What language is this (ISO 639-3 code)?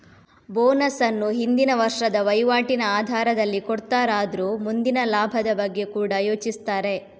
kan